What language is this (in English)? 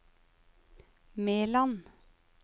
Norwegian